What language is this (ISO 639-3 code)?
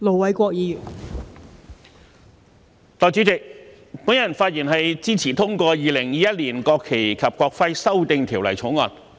yue